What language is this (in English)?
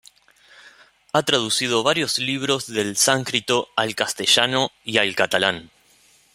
Spanish